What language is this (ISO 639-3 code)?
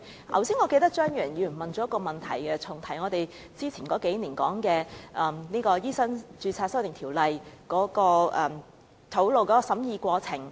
yue